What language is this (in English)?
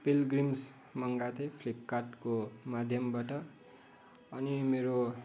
Nepali